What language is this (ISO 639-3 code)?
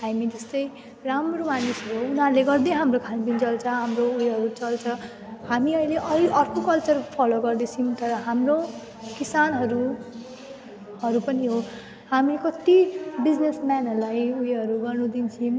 nep